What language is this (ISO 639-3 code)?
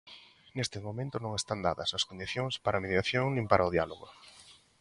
glg